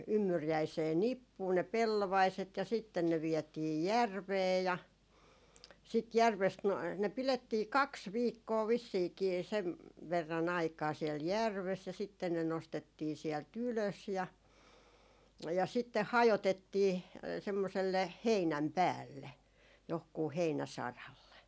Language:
Finnish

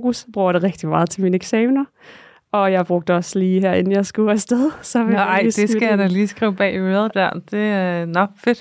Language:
Danish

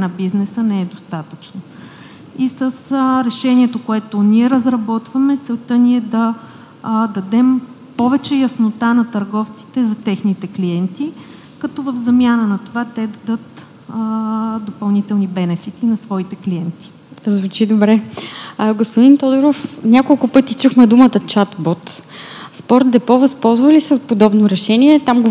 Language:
Bulgarian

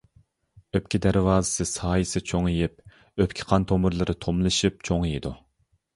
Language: Uyghur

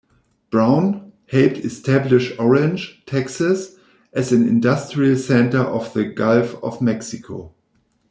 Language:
English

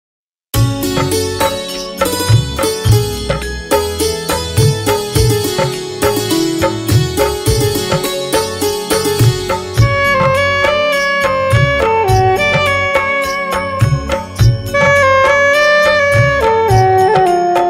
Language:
Hindi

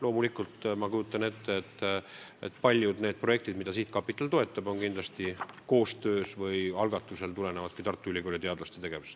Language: Estonian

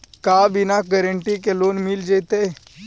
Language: Magahi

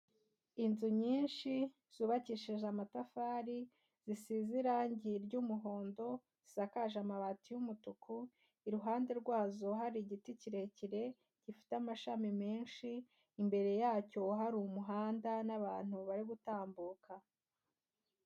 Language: Kinyarwanda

